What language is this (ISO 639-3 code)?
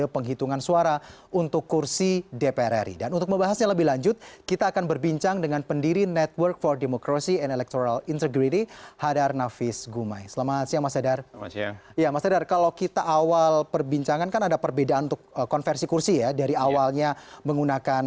ind